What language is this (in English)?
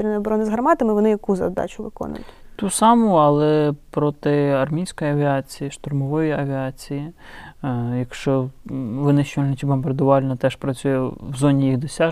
Ukrainian